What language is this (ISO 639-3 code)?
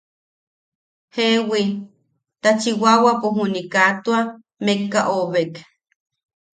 yaq